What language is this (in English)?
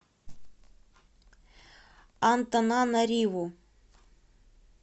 Russian